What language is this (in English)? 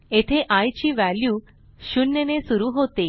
Marathi